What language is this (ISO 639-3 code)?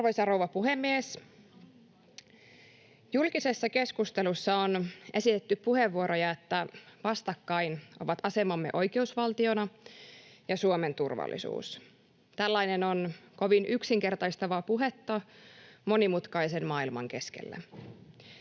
fin